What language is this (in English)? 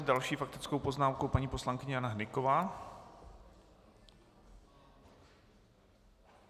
Czech